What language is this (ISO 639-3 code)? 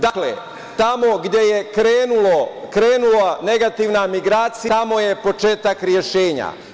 srp